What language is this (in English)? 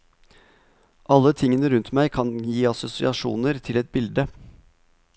Norwegian